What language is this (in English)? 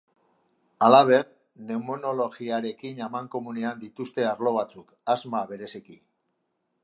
Basque